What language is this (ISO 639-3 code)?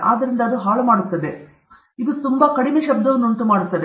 kan